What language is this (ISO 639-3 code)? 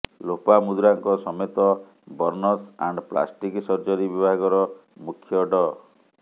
ori